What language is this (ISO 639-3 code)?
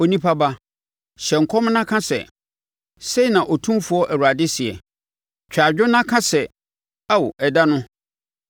aka